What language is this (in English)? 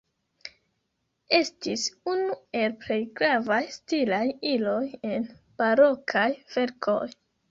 Esperanto